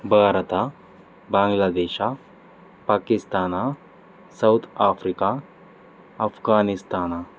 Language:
Kannada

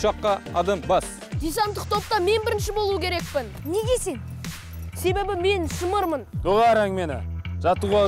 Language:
Turkish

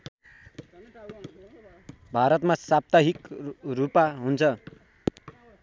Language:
Nepali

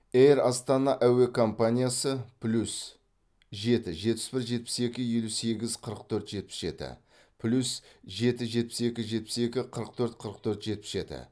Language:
Kazakh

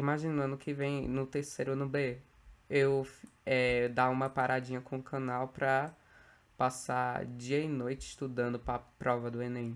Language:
Portuguese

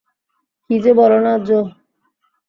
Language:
Bangla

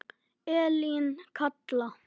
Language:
Icelandic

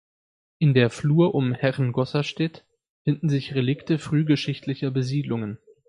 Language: German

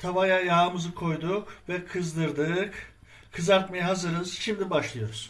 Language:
Turkish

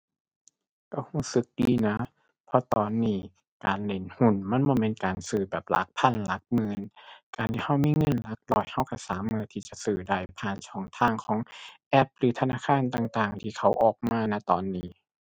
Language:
Thai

